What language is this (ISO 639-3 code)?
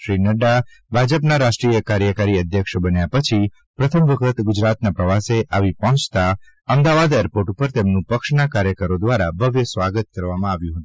guj